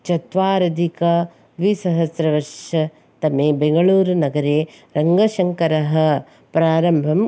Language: Sanskrit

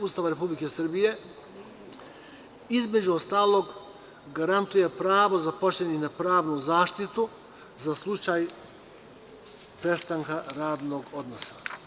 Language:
Serbian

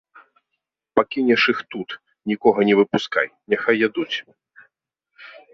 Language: Belarusian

